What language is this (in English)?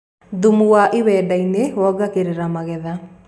Kikuyu